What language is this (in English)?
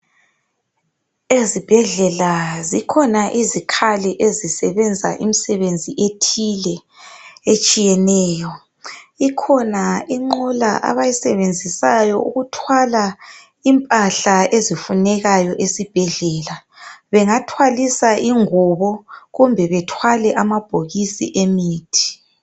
North Ndebele